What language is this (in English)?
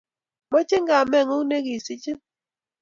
Kalenjin